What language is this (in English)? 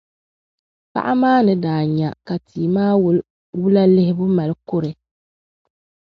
Dagbani